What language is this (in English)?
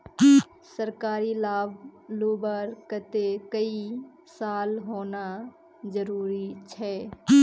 Magahi